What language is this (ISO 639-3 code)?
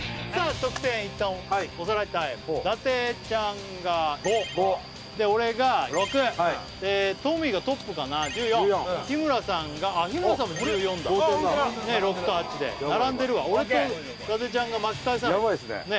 jpn